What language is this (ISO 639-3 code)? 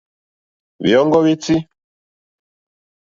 bri